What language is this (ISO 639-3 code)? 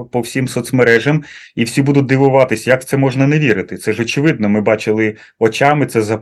ukr